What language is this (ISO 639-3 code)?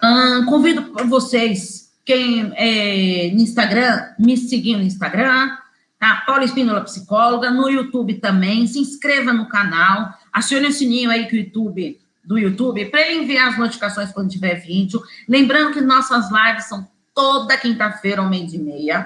por